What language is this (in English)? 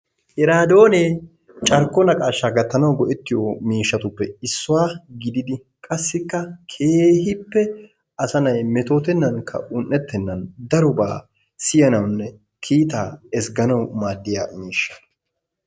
Wolaytta